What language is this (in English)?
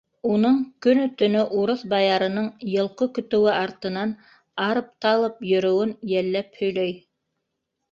Bashkir